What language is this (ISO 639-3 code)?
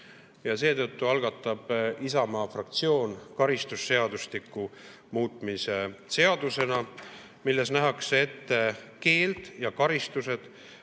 est